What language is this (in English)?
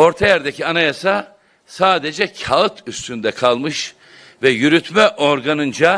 Turkish